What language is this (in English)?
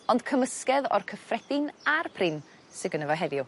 Welsh